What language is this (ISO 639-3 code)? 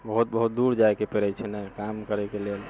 mai